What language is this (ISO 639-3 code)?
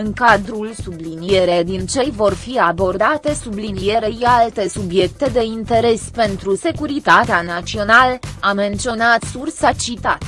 ron